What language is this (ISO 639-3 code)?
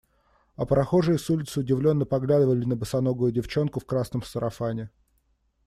rus